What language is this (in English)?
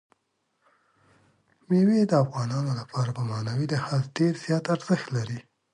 Pashto